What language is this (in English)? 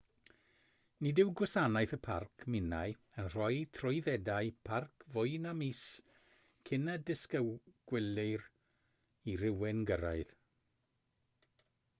Welsh